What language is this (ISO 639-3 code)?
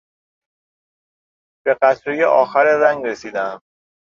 fas